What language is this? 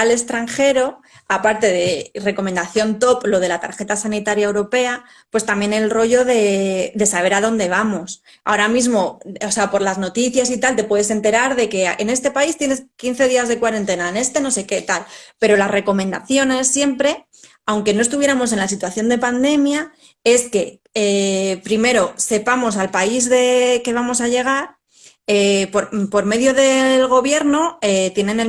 Spanish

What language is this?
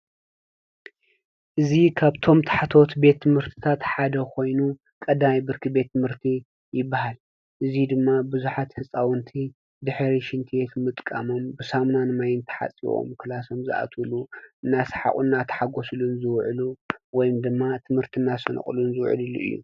Tigrinya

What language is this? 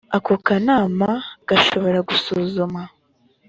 Kinyarwanda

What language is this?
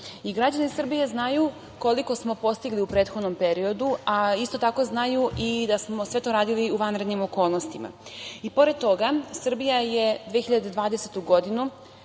Serbian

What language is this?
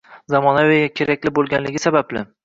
Uzbek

